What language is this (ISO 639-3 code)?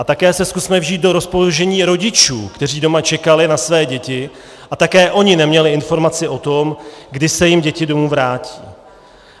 ces